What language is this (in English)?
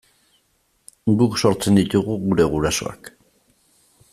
Basque